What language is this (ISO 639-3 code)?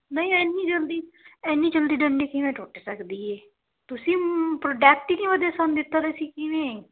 pan